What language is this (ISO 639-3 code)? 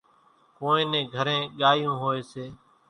gjk